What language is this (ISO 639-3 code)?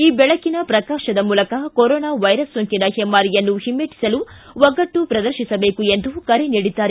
kan